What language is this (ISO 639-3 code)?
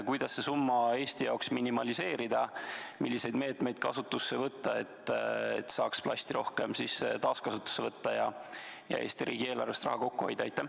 est